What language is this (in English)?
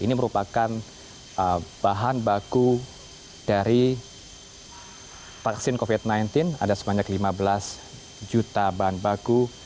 Indonesian